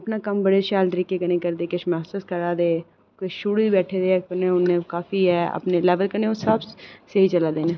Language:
Dogri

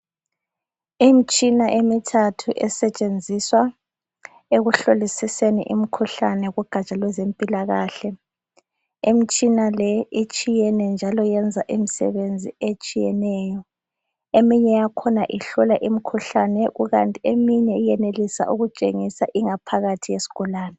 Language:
North Ndebele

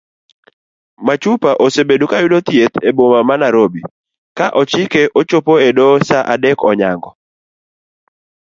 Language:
Luo (Kenya and Tanzania)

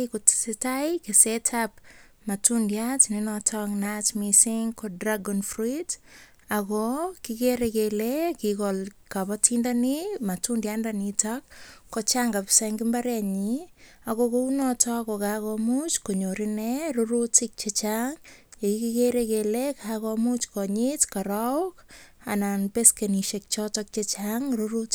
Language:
Kalenjin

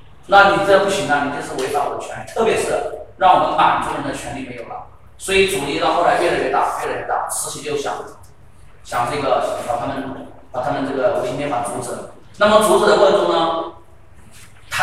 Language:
Chinese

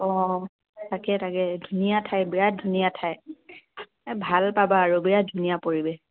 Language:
Assamese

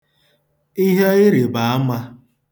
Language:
Igbo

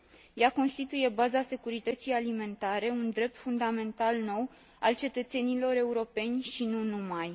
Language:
Romanian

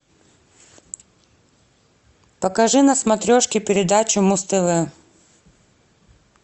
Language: Russian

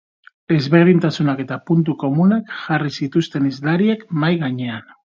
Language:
Basque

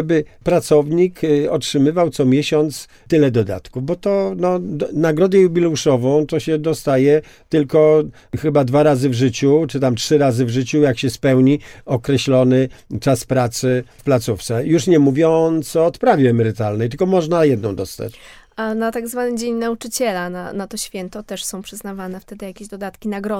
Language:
Polish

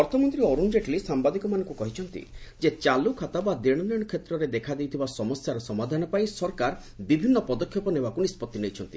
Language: Odia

